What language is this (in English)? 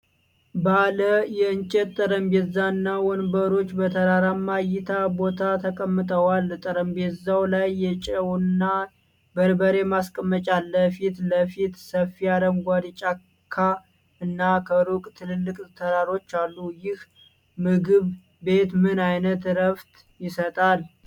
Amharic